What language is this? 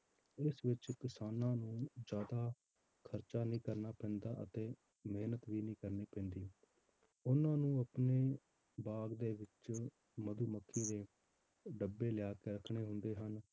Punjabi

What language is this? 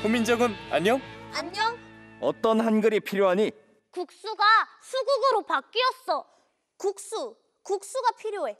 Korean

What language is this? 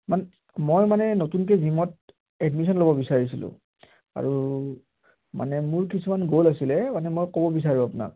Assamese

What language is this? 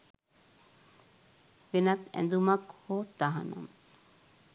Sinhala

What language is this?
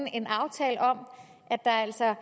Danish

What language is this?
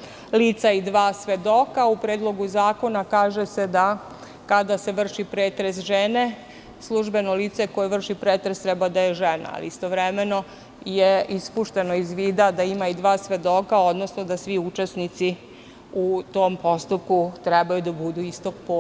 Serbian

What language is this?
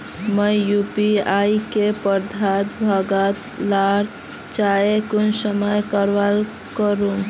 Magahi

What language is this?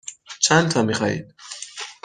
Persian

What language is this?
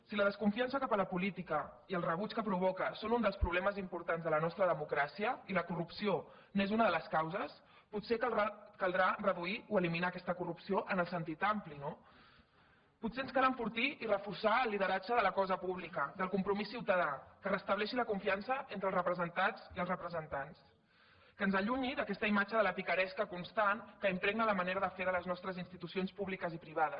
Catalan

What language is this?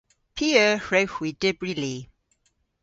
Cornish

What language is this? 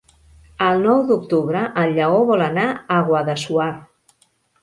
Catalan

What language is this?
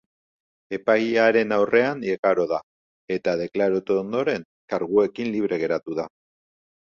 Basque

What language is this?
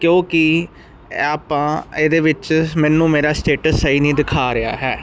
Punjabi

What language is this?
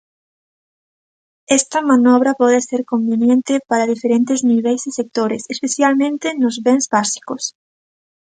Galician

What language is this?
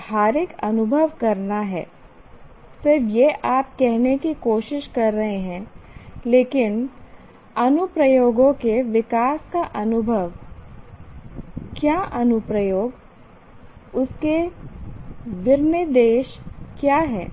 Hindi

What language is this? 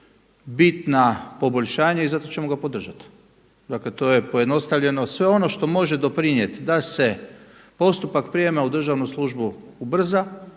Croatian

